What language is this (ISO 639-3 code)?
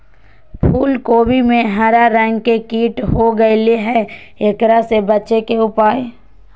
mag